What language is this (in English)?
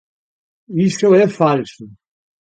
Galician